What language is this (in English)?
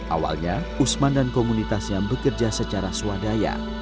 Indonesian